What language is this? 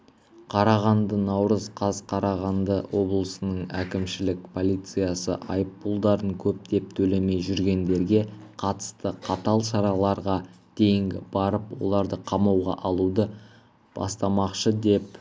Kazakh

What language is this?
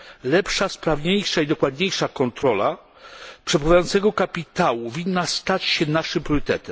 Polish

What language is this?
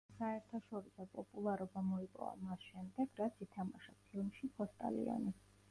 Georgian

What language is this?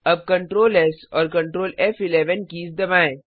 Hindi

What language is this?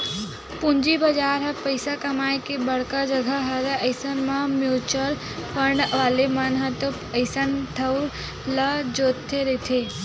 Chhattisgarhi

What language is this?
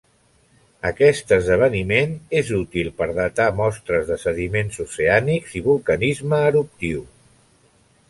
Catalan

